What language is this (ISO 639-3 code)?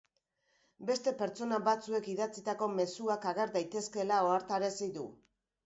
eus